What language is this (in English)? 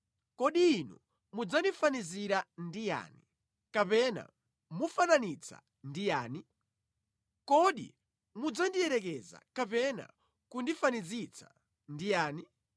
Nyanja